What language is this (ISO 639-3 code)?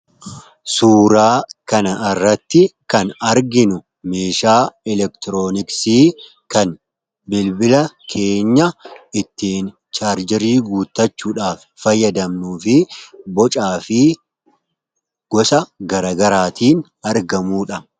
orm